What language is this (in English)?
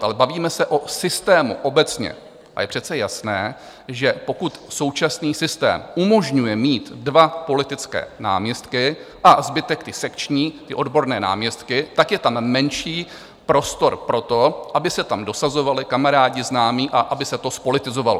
Czech